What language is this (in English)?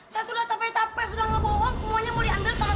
Indonesian